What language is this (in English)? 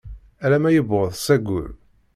Kabyle